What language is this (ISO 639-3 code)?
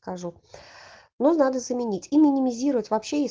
rus